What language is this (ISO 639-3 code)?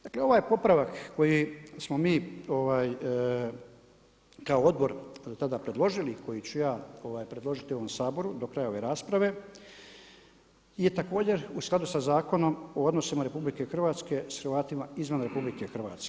hrv